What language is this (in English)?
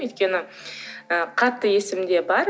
Kazakh